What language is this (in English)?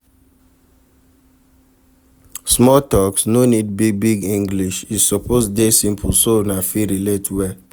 Nigerian Pidgin